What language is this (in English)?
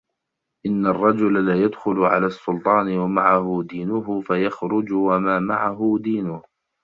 Arabic